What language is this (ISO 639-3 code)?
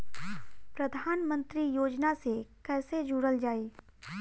bho